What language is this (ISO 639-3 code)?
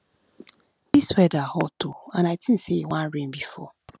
pcm